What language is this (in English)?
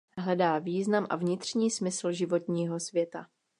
Czech